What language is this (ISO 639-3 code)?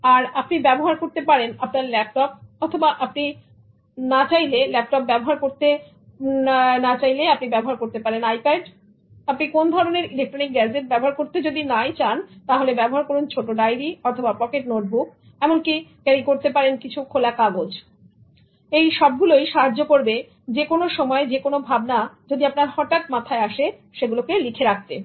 ben